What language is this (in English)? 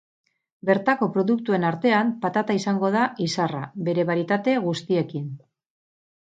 Basque